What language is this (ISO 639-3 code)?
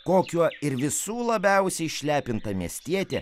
lit